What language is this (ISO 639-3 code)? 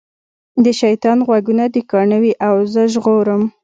pus